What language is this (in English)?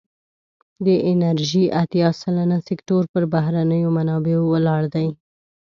Pashto